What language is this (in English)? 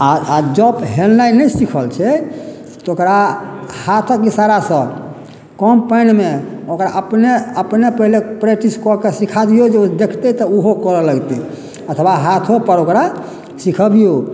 Maithili